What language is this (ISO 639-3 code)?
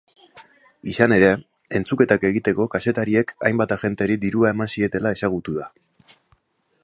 eus